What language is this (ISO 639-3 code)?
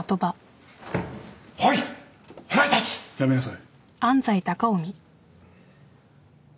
jpn